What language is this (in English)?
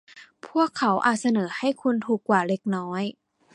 Thai